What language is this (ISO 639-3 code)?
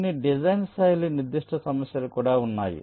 tel